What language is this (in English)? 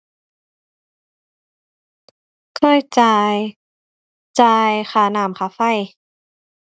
Thai